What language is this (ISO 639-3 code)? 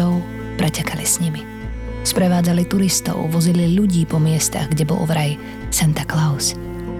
slk